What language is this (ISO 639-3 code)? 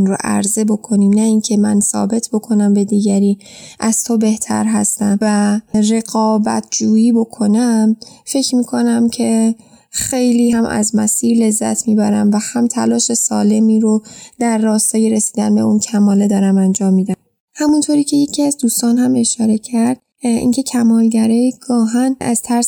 fas